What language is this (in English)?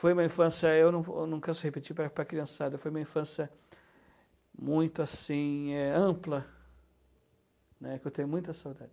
Portuguese